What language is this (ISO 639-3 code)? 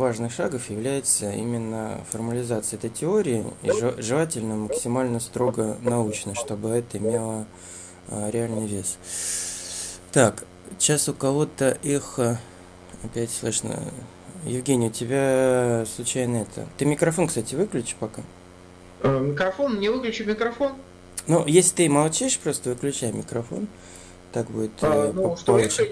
rus